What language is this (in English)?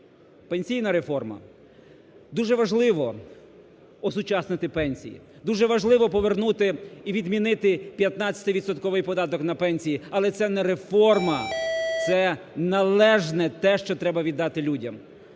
Ukrainian